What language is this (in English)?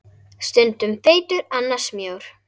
Icelandic